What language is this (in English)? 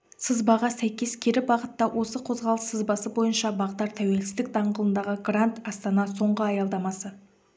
Kazakh